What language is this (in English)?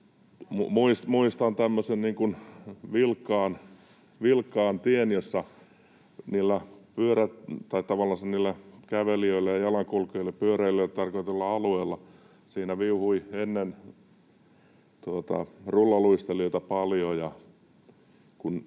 Finnish